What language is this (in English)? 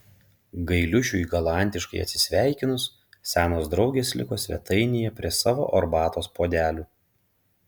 Lithuanian